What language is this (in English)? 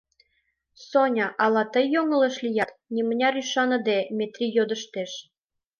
Mari